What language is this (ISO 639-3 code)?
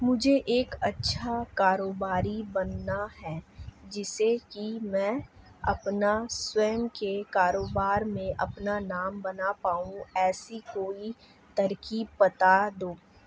hin